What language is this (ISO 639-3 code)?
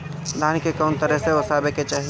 bho